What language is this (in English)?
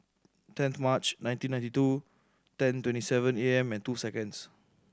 English